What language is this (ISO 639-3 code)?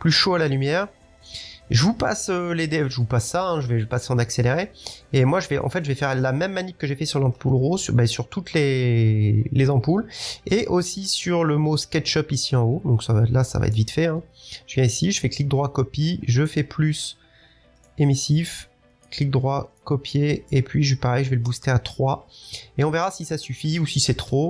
fra